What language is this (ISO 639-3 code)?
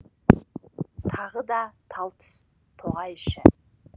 kaz